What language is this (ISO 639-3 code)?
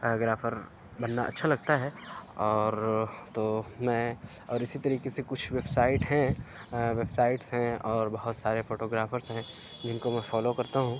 urd